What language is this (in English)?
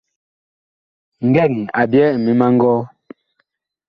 Bakoko